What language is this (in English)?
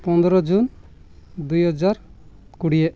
Odia